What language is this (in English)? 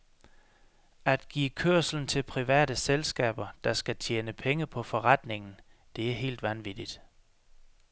Danish